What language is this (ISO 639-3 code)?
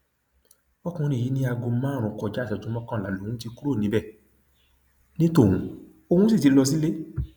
yor